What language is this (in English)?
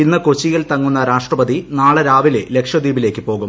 Malayalam